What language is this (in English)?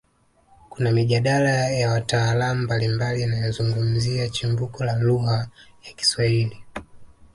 Swahili